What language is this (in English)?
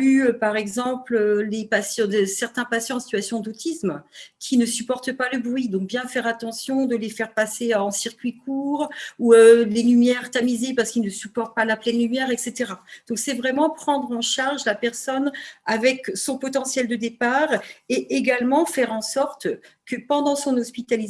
French